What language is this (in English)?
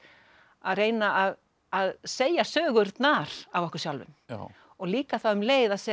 Icelandic